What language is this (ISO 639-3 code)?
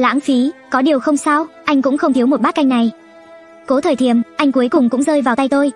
vie